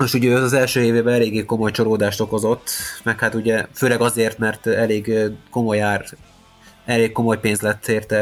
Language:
Hungarian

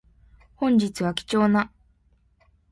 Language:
Japanese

